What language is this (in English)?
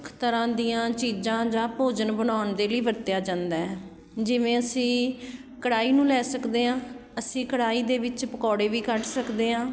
Punjabi